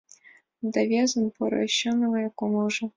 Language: Mari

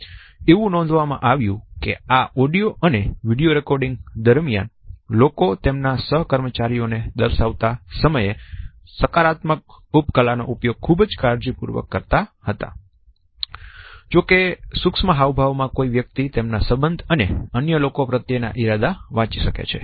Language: Gujarati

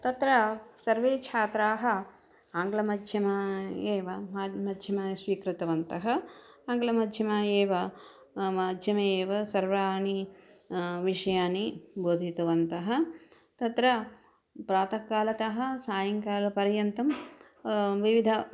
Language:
Sanskrit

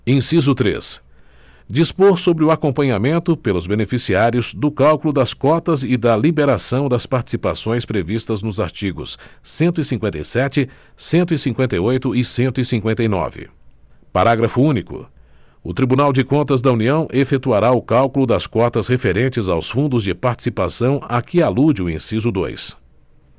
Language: Portuguese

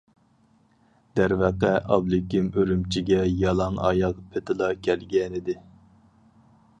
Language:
Uyghur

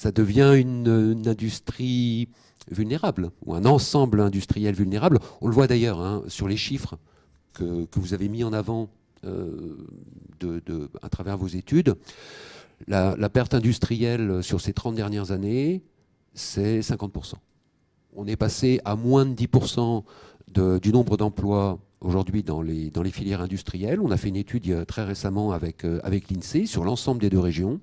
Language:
French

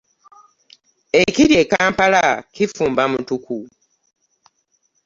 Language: Ganda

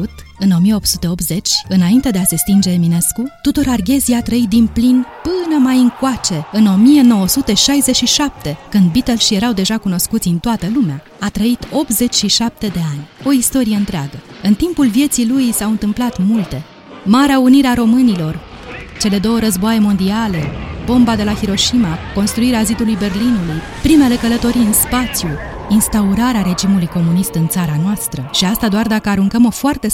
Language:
Romanian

